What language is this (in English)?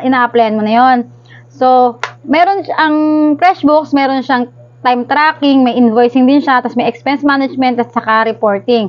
Filipino